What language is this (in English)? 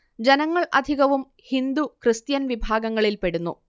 Malayalam